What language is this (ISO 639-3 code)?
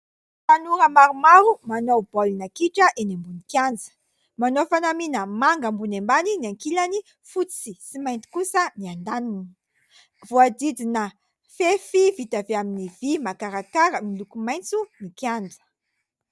mlg